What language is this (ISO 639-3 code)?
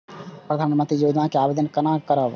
mai